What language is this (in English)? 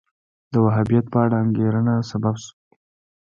Pashto